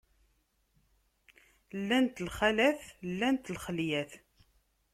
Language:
Kabyle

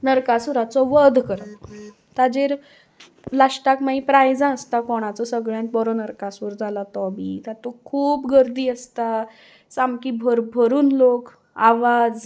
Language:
Konkani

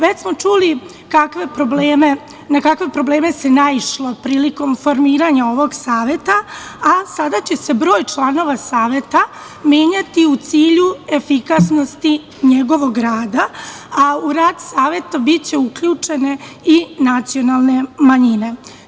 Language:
Serbian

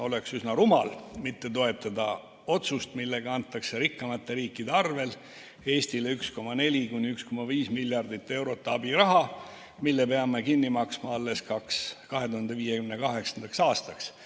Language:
Estonian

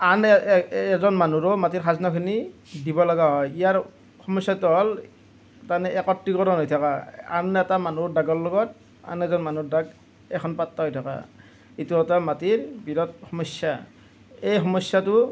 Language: Assamese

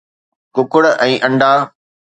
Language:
Sindhi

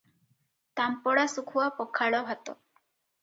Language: Odia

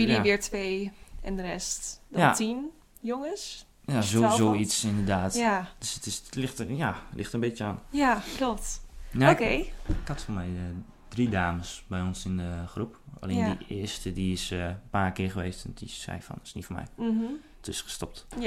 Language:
Dutch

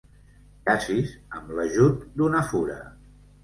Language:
Catalan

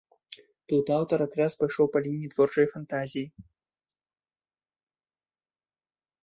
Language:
Belarusian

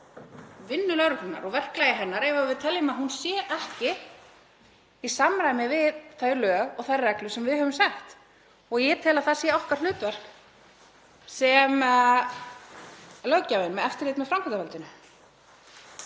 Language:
Icelandic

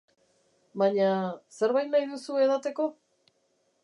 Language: Basque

